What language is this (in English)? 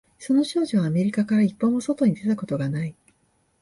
Japanese